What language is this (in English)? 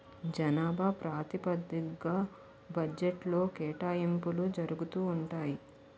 Telugu